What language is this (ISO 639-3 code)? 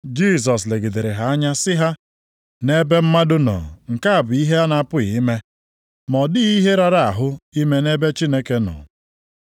ibo